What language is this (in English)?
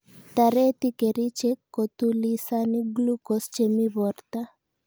Kalenjin